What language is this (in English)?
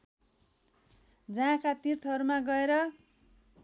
Nepali